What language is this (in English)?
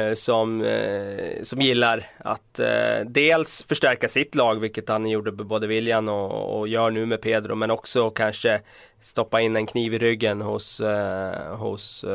Swedish